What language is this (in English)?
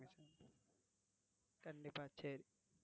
Tamil